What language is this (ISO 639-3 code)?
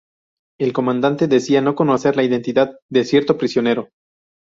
spa